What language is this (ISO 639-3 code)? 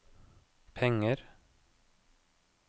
nor